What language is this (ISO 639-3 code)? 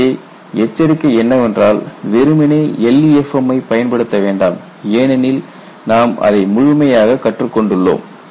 tam